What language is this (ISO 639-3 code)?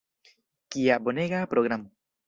epo